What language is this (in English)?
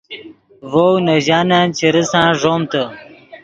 Yidgha